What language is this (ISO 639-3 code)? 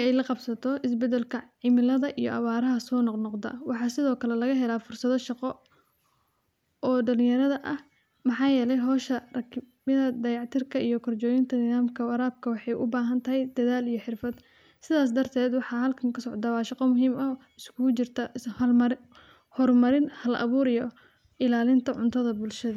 som